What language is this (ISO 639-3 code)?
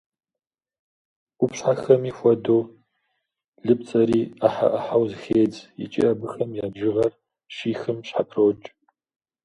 kbd